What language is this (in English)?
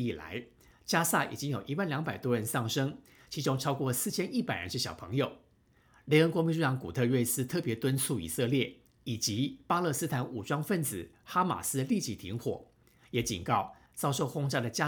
Chinese